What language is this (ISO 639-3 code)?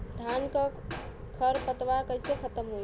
bho